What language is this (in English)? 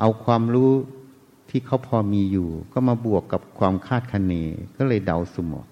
Thai